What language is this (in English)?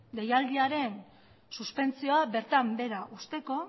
Basque